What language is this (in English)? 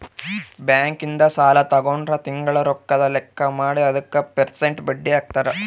Kannada